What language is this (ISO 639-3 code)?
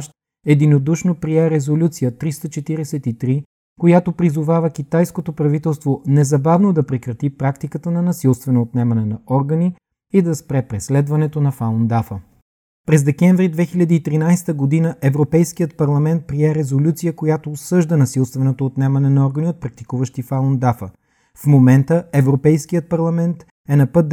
bul